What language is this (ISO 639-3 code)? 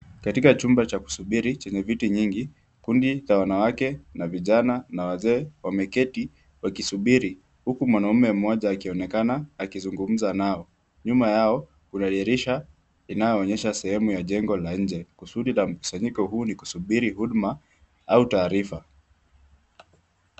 swa